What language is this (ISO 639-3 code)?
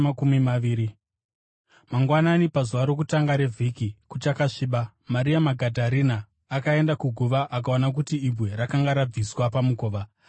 sna